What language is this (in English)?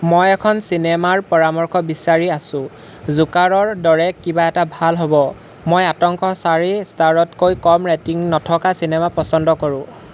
Assamese